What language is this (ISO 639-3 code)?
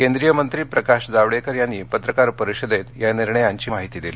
mar